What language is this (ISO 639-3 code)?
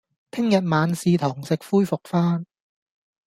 yue